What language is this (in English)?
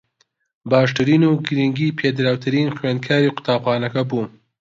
Central Kurdish